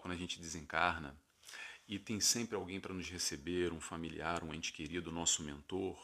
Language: Portuguese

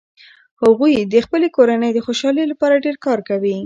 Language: Pashto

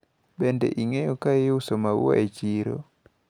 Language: Luo (Kenya and Tanzania)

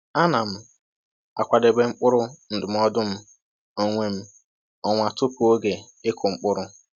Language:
Igbo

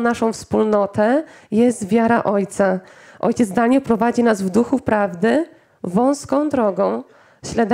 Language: Polish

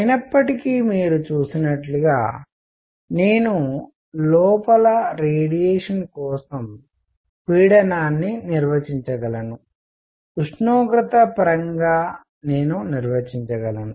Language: Telugu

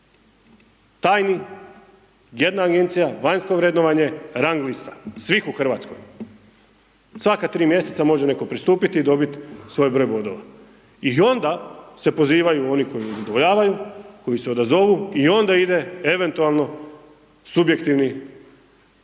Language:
Croatian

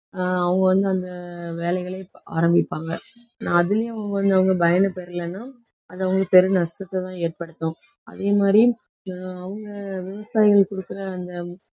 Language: Tamil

